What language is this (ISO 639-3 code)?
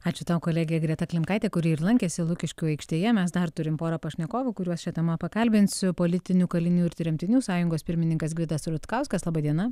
lit